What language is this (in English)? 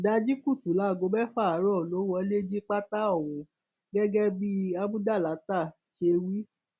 Yoruba